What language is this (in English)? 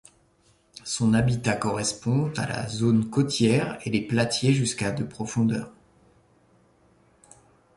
French